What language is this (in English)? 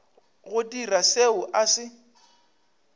Northern Sotho